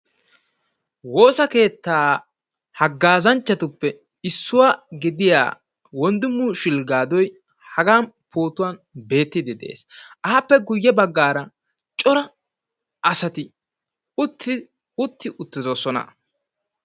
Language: Wolaytta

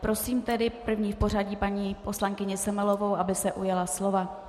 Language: Czech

